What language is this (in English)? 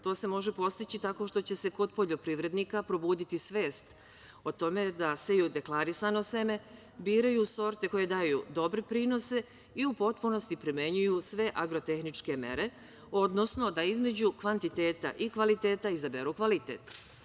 Serbian